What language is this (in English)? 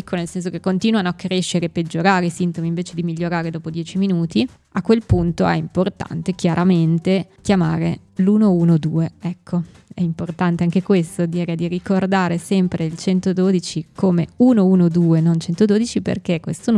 Italian